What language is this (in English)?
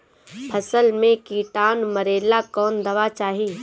Bhojpuri